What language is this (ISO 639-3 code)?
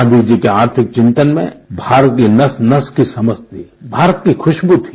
hin